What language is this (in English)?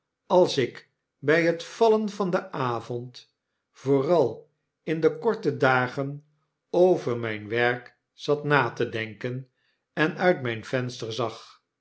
Dutch